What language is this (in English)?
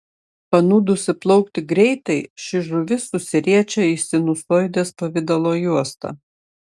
Lithuanian